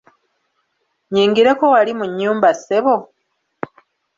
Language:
Ganda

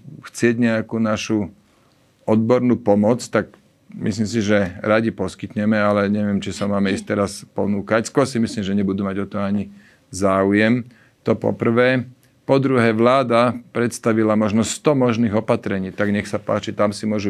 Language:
Slovak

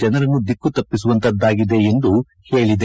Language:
Kannada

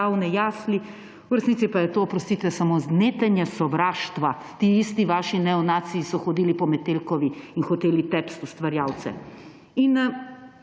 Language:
Slovenian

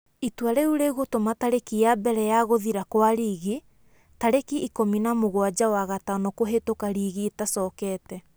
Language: Kikuyu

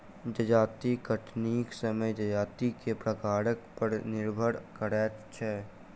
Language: Maithili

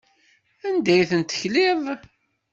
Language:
Kabyle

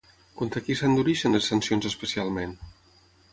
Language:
Catalan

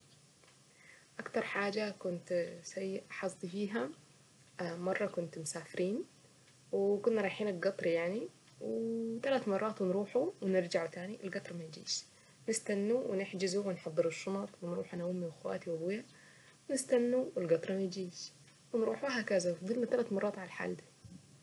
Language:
Saidi Arabic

